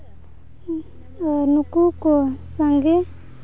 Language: Santali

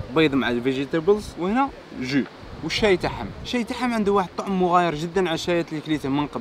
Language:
Arabic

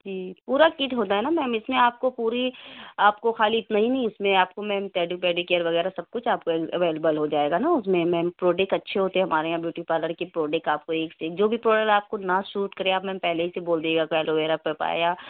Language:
Urdu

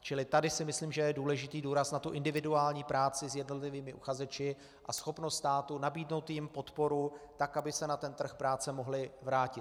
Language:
Czech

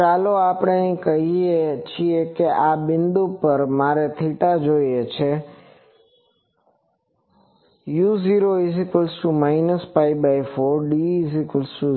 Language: Gujarati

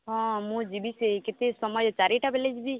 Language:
Odia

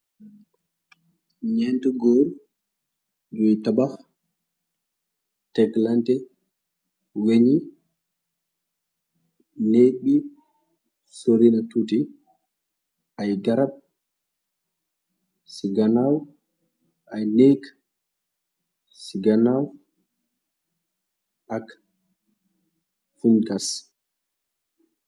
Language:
Wolof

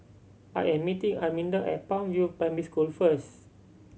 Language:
English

